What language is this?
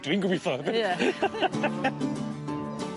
Welsh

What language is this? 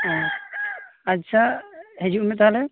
Santali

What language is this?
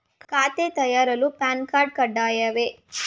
Kannada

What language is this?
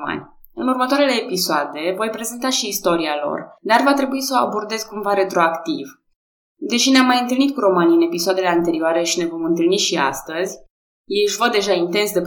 Romanian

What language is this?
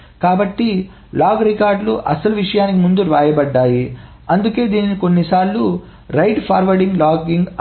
Telugu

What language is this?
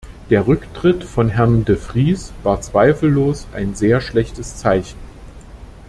German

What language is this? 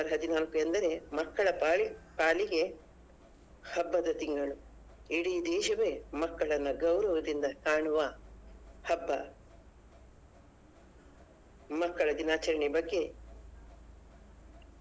Kannada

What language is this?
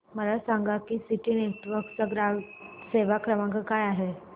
Marathi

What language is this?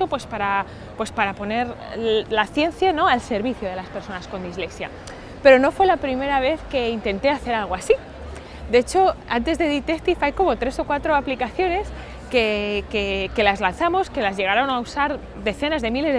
Spanish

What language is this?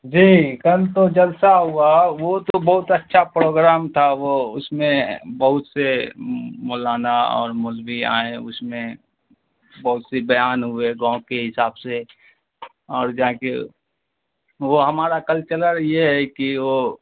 Urdu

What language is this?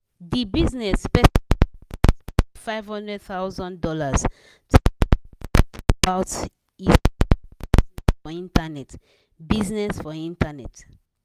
Nigerian Pidgin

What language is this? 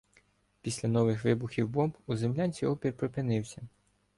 Ukrainian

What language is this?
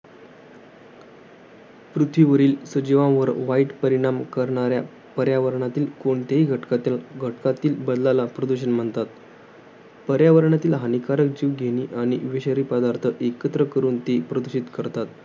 Marathi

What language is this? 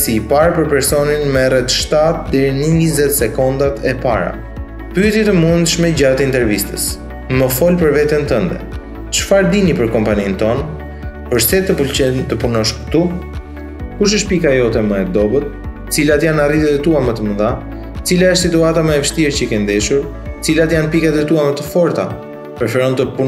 Romanian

